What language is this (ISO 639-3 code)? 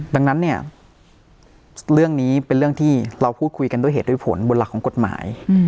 tha